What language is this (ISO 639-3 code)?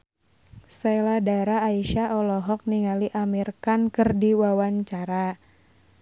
sun